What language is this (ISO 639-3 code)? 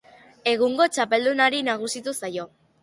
eus